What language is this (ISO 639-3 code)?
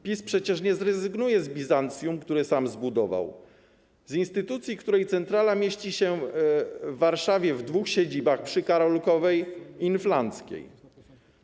pol